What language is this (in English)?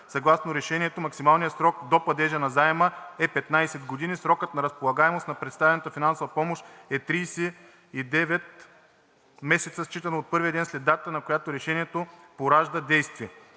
Bulgarian